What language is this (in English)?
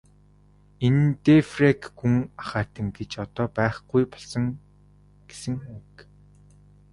Mongolian